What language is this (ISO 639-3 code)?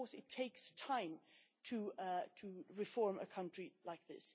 eng